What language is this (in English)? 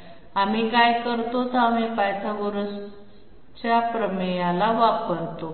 Marathi